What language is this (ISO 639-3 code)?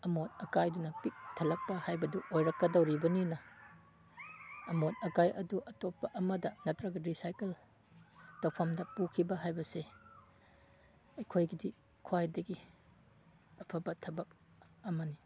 mni